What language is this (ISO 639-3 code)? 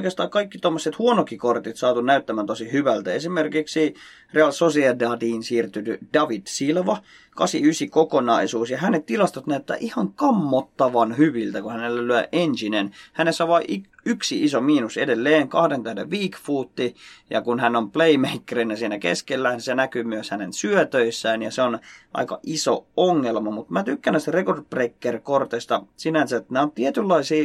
fin